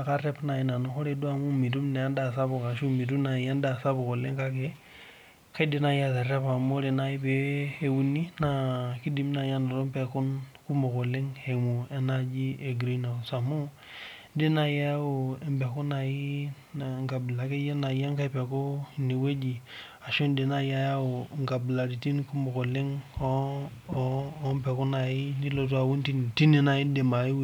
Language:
Masai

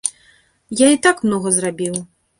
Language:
Belarusian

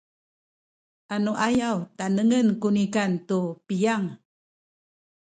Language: Sakizaya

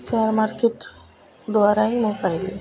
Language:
Odia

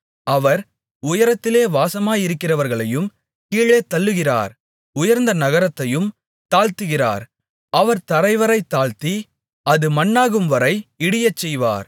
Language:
Tamil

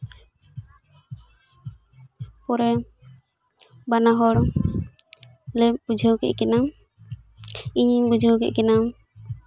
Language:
Santali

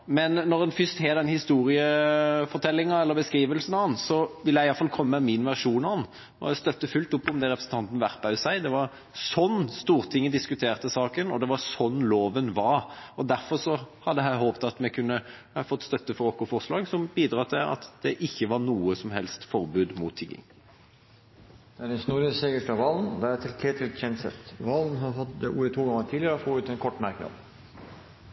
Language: Norwegian Bokmål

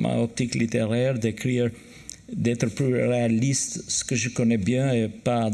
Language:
French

